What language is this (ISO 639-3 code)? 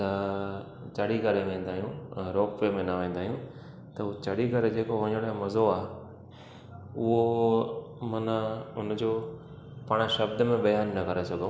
snd